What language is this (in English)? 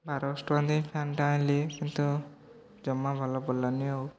Odia